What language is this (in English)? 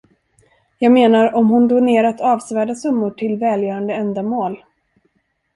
Swedish